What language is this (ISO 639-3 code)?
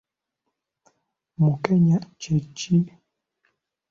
lug